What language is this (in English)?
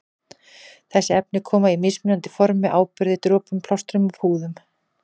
Icelandic